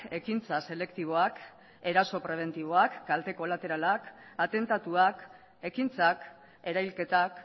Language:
Basque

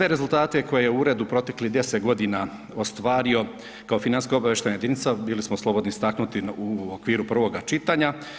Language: Croatian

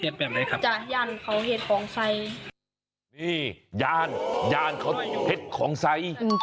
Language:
Thai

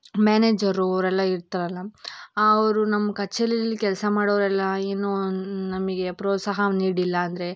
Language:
Kannada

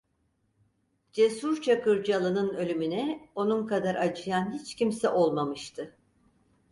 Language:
Turkish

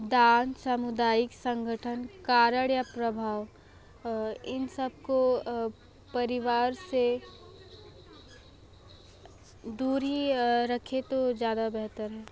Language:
Hindi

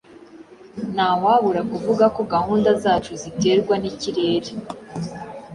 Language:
Kinyarwanda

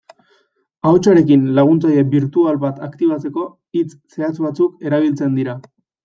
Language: Basque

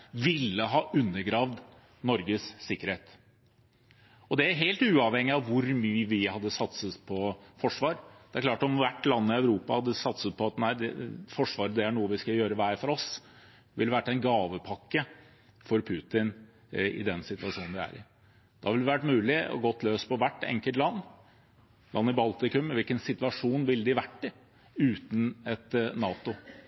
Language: Norwegian Bokmål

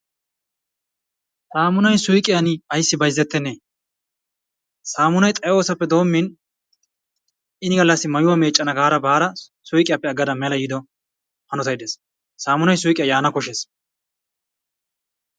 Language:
Wolaytta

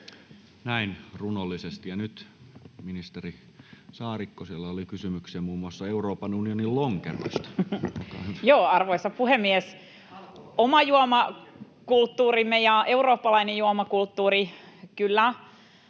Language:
Finnish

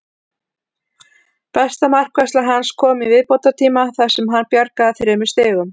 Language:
Icelandic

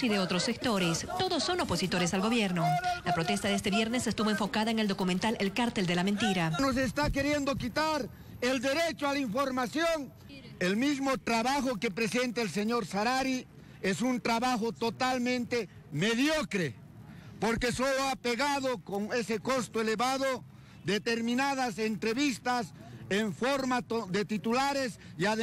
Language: Spanish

